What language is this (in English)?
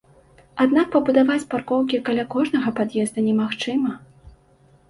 Belarusian